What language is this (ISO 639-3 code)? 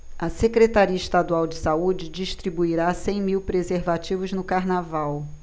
por